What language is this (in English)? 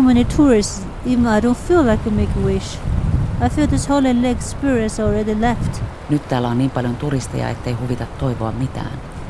Finnish